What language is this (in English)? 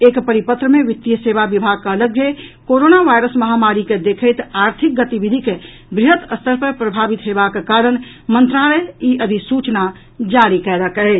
Maithili